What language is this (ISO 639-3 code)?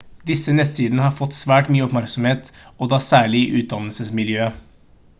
nob